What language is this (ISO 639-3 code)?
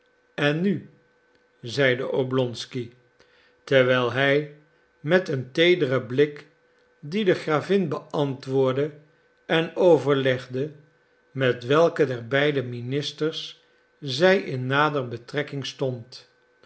nld